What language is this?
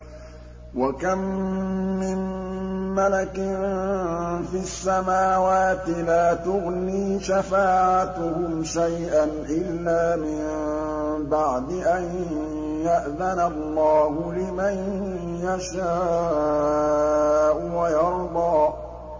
Arabic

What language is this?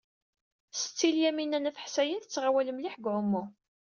Kabyle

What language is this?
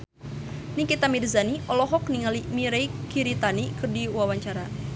Sundanese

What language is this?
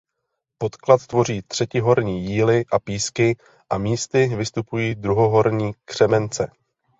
Czech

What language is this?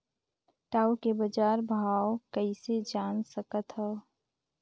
Chhattisgarhi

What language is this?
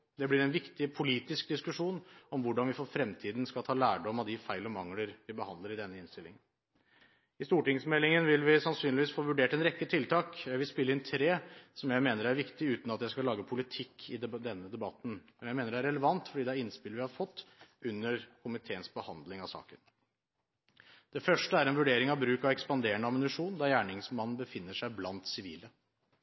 Norwegian Bokmål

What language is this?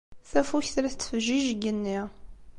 Kabyle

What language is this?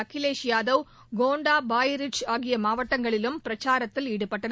Tamil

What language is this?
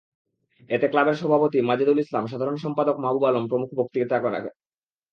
Bangla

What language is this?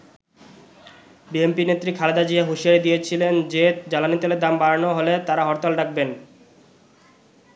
Bangla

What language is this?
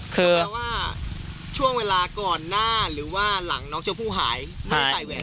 Thai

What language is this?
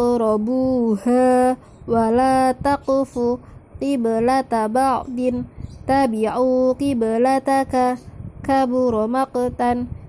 Indonesian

